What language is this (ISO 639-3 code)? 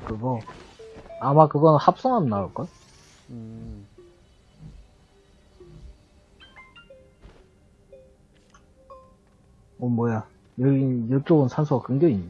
kor